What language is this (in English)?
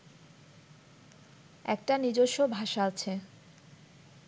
Bangla